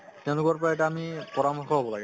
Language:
Assamese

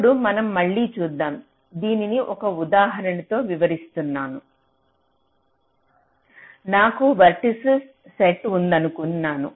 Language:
Telugu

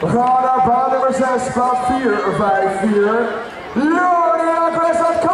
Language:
Dutch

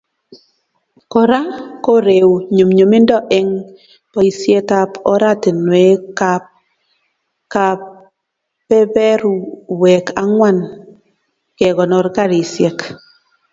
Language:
Kalenjin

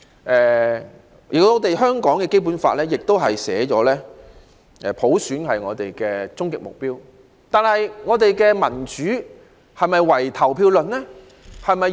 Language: Cantonese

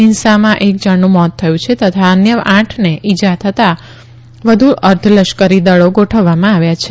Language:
Gujarati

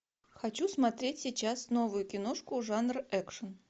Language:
Russian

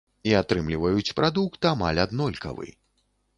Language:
Belarusian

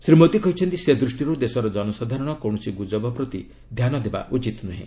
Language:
Odia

